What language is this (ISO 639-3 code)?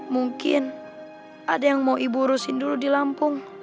ind